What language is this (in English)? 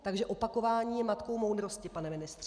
Czech